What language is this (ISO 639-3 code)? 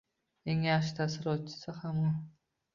uzb